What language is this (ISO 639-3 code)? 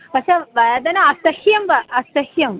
san